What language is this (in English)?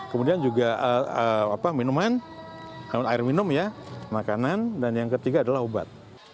Indonesian